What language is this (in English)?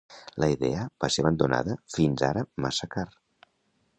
Catalan